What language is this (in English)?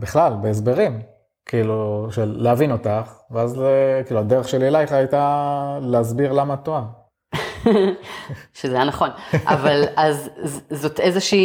Hebrew